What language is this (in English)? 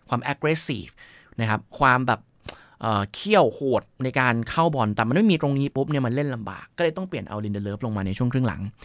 Thai